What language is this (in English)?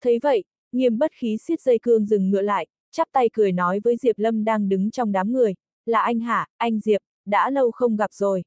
Vietnamese